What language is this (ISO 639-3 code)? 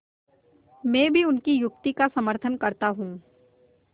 hin